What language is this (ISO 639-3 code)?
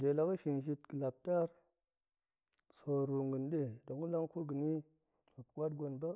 ank